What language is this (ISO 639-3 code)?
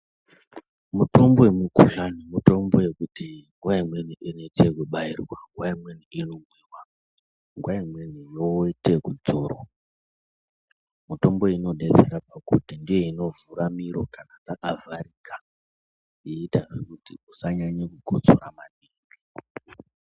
ndc